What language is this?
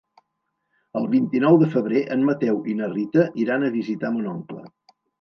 Catalan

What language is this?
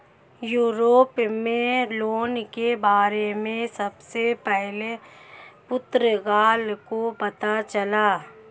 Hindi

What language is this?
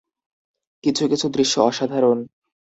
Bangla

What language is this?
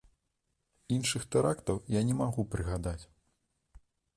Belarusian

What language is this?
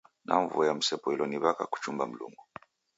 Taita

